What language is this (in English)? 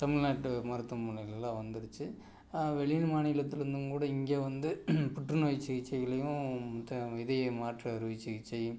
Tamil